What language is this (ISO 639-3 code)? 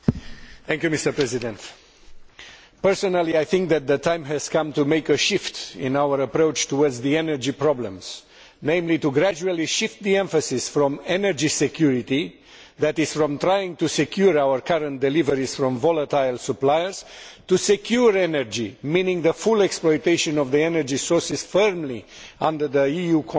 eng